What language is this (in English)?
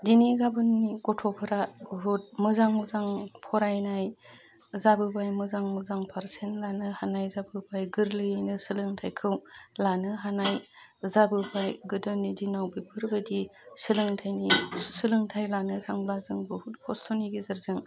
Bodo